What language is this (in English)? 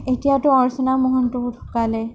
Assamese